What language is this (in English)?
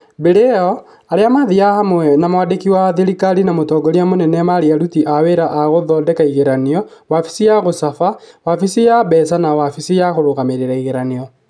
Kikuyu